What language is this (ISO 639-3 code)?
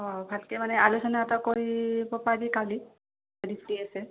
asm